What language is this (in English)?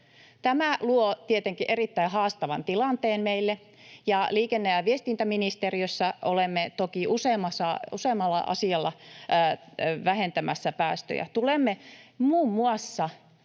Finnish